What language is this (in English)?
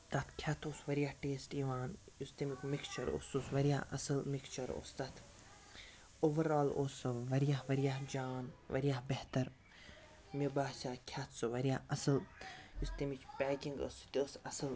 Kashmiri